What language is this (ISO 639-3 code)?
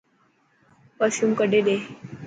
mki